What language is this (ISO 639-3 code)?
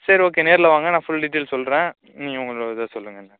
tam